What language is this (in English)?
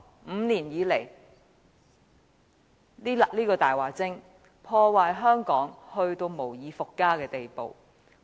Cantonese